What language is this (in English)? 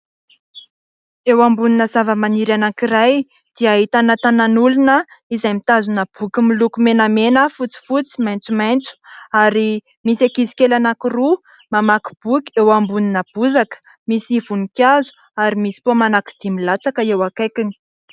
Malagasy